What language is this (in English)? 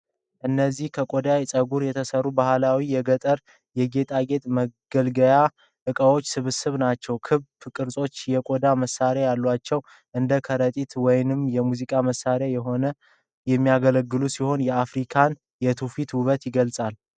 Amharic